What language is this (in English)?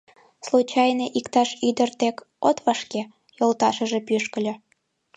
Mari